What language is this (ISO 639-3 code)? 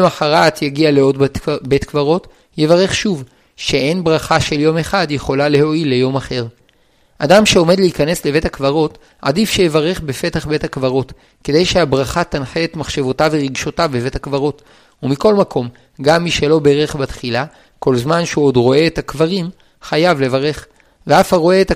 heb